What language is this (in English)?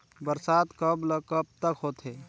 Chhattisgarhi